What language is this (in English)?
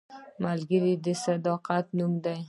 Pashto